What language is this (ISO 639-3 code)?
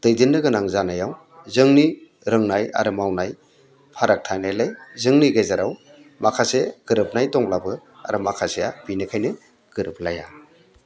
brx